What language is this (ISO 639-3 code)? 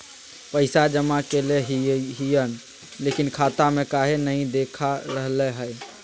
mag